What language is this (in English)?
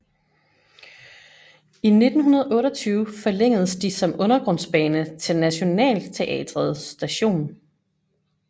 Danish